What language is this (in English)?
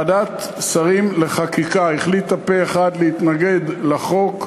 Hebrew